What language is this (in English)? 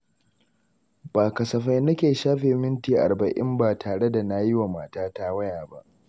Hausa